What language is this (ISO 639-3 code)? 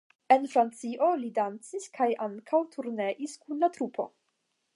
epo